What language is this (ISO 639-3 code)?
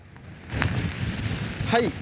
jpn